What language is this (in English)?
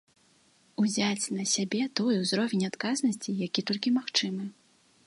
Belarusian